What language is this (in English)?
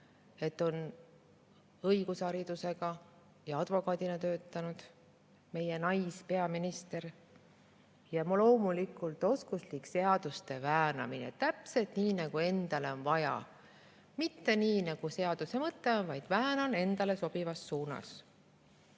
Estonian